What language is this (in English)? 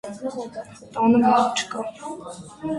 Armenian